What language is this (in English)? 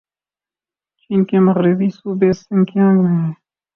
Urdu